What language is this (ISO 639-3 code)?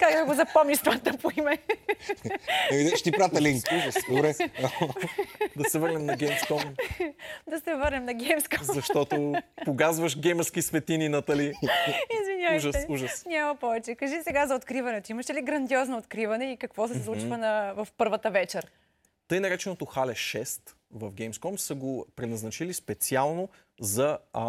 bul